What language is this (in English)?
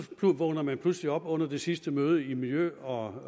Danish